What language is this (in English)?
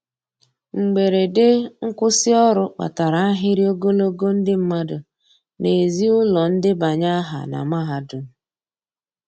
Igbo